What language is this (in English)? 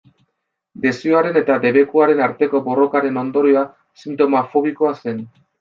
Basque